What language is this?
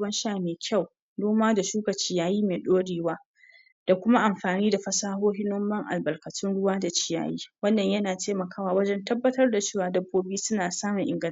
Hausa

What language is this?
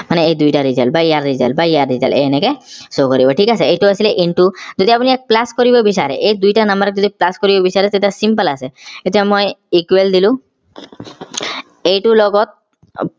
Assamese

